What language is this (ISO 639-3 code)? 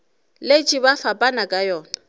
nso